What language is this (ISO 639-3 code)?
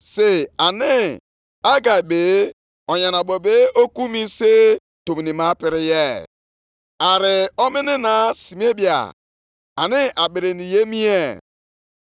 ibo